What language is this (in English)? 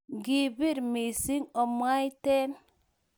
Kalenjin